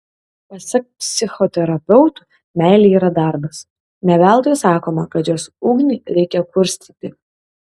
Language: Lithuanian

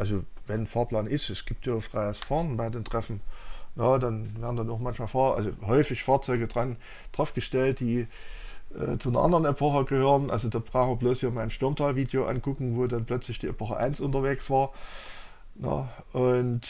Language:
German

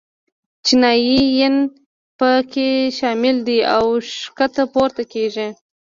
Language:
Pashto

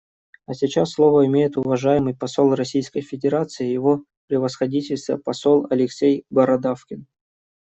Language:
Russian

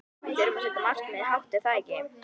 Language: Icelandic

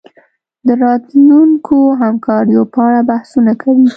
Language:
Pashto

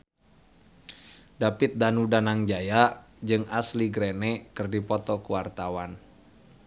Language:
Sundanese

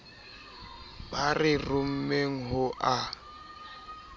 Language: Southern Sotho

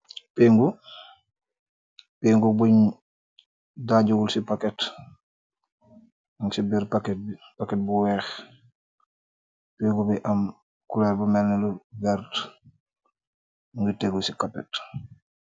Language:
Wolof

